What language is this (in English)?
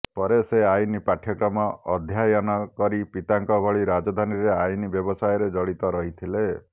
Odia